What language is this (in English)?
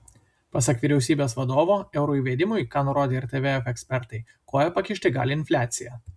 Lithuanian